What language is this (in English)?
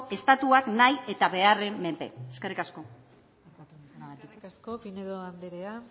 Basque